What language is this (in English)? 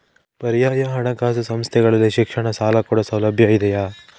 Kannada